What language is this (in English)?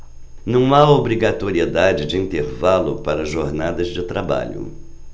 Portuguese